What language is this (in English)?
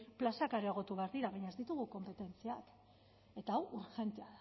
Basque